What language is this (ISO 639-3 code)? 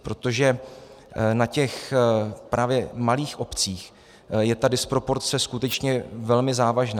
ces